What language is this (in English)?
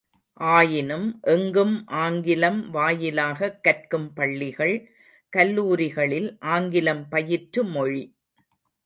Tamil